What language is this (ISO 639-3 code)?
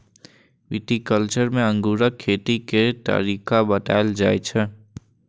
mai